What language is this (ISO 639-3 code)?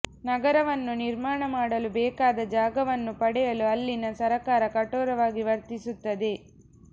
kan